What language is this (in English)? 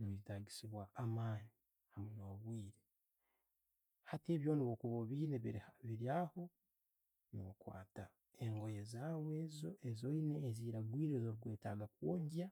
Tooro